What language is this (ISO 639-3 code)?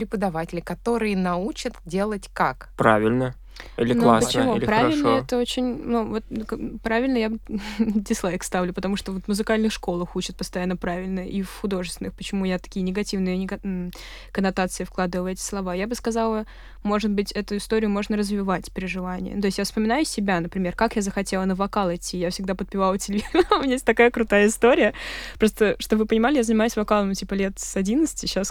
rus